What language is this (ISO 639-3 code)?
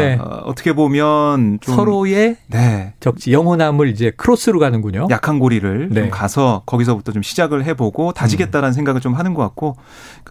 kor